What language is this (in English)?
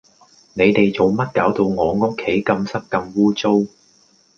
Cantonese